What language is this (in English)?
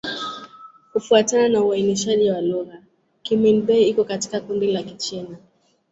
Swahili